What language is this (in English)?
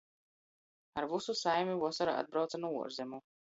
Latgalian